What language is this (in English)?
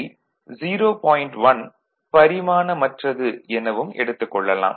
Tamil